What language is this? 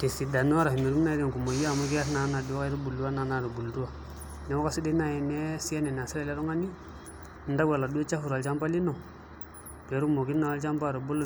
Masai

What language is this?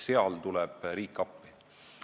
Estonian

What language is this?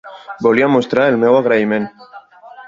Catalan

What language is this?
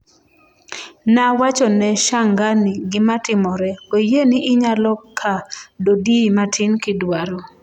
Luo (Kenya and Tanzania)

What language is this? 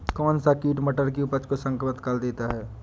Hindi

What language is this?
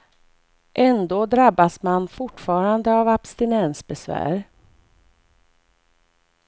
Swedish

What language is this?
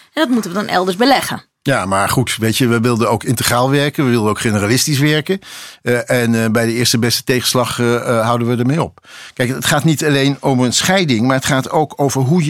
Dutch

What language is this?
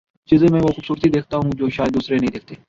Urdu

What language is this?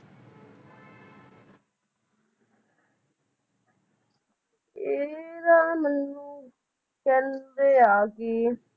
Punjabi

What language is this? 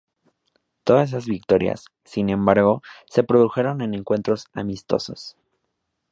Spanish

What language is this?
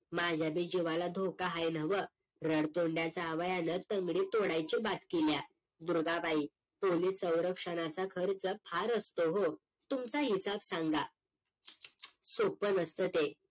Marathi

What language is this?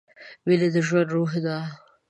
Pashto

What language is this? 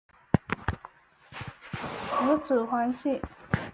Chinese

